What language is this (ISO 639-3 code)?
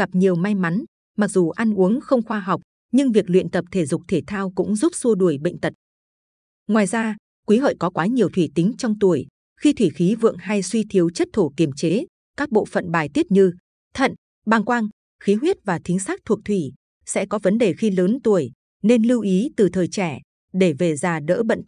vie